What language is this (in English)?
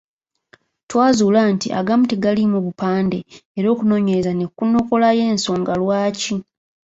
Ganda